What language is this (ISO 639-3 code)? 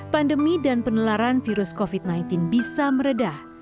ind